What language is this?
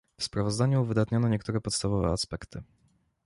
Polish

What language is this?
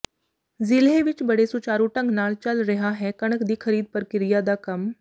Punjabi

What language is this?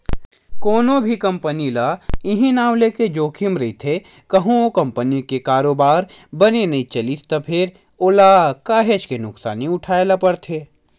Chhattisgarhi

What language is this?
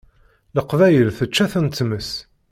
Kabyle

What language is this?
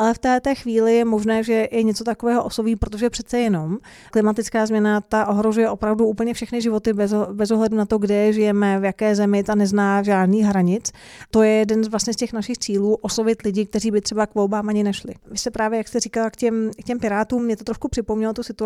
Czech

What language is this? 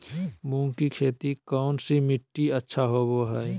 Magahi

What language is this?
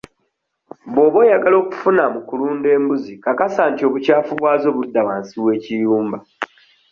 Ganda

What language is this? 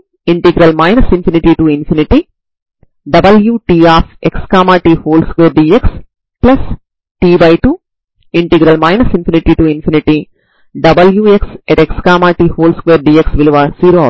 Telugu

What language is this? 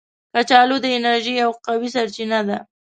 Pashto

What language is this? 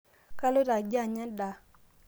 Masai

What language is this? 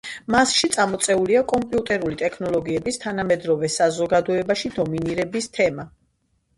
Georgian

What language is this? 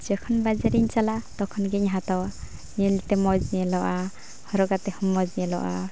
Santali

